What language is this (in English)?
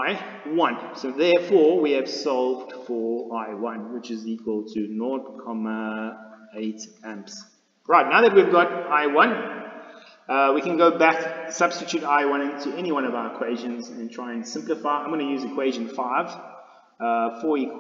English